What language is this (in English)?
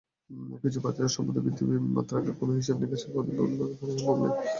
Bangla